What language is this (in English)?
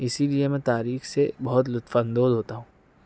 Urdu